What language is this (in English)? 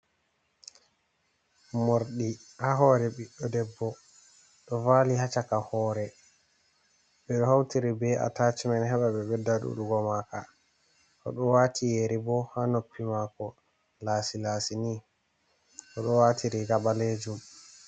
Fula